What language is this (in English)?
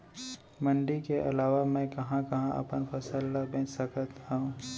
Chhattisgarhi